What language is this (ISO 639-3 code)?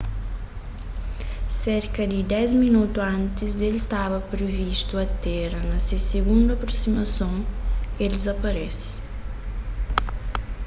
kea